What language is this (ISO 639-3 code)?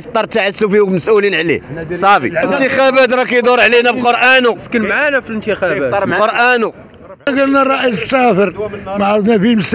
ara